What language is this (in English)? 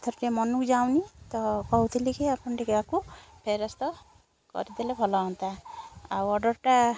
Odia